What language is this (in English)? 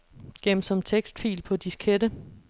Danish